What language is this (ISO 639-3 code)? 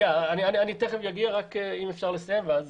heb